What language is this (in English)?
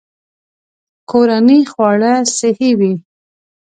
Pashto